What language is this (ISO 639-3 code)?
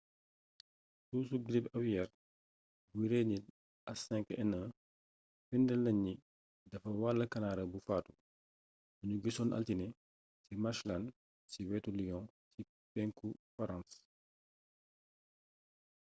wol